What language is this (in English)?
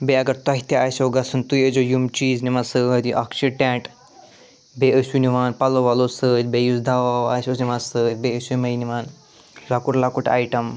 Kashmiri